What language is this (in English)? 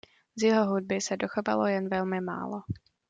Czech